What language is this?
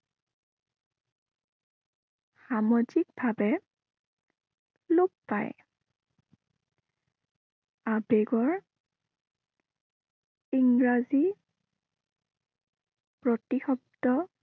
Assamese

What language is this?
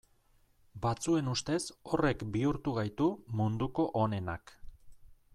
Basque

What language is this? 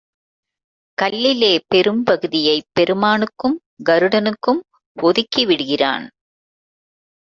Tamil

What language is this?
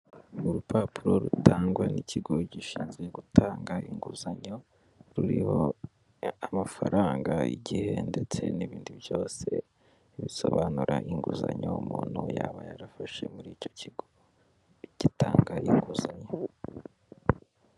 Kinyarwanda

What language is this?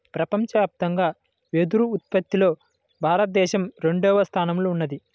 Telugu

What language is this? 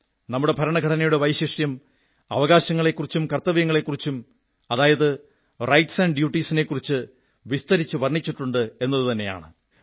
Malayalam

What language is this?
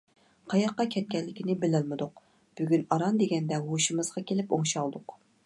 Uyghur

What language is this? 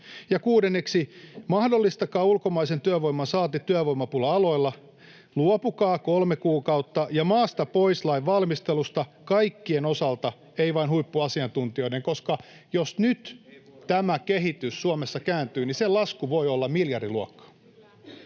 Finnish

